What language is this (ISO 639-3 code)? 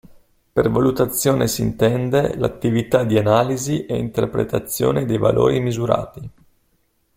ita